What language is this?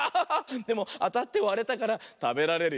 Japanese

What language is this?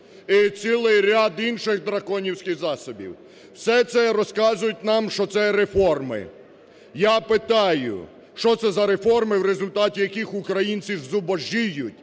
Ukrainian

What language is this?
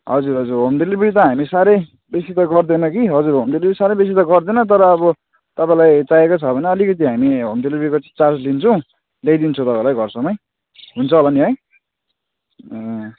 Nepali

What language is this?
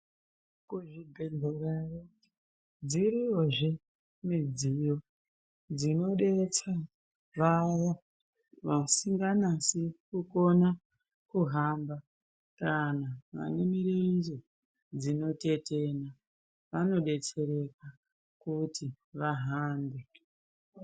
Ndau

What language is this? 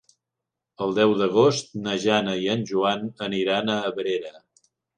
Catalan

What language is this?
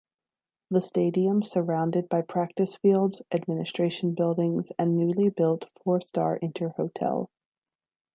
English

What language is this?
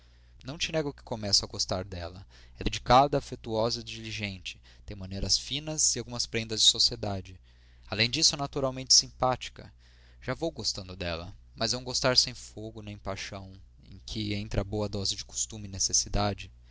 Portuguese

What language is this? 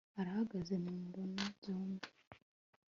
Kinyarwanda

